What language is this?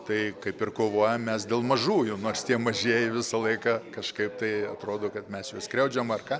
Lithuanian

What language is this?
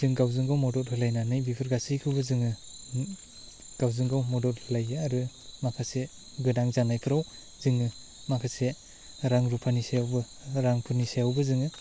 Bodo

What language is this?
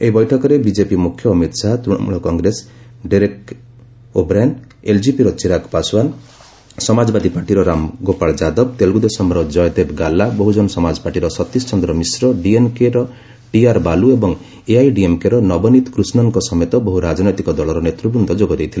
Odia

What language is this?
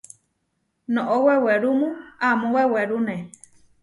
Huarijio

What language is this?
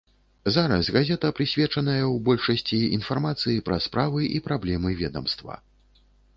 Belarusian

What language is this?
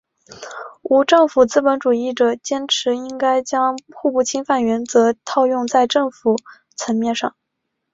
Chinese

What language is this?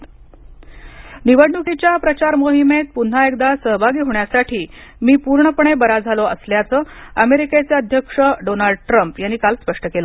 Marathi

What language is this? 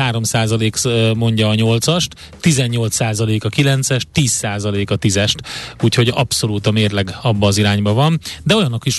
Hungarian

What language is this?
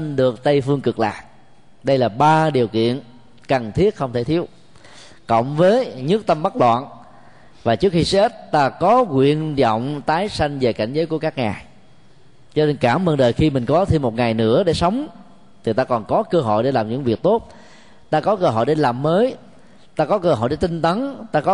Vietnamese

